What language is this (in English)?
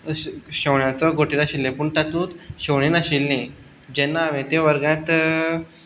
Konkani